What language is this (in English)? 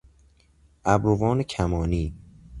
Persian